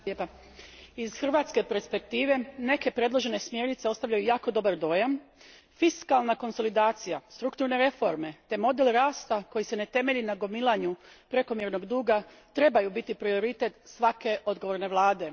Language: Croatian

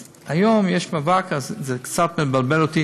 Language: Hebrew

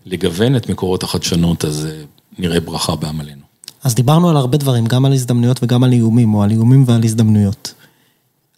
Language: Hebrew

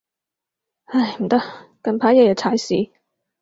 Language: Cantonese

